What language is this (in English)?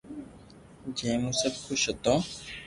Loarki